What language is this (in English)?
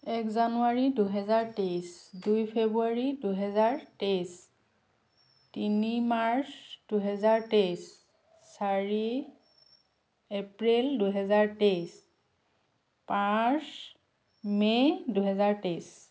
Assamese